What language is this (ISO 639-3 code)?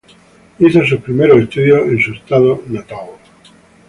spa